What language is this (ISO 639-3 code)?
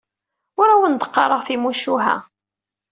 kab